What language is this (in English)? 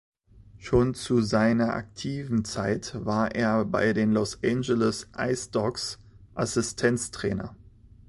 German